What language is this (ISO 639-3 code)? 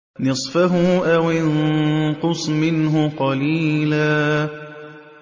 ara